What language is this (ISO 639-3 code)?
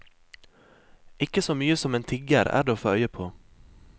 nor